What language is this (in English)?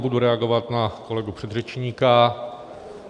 Czech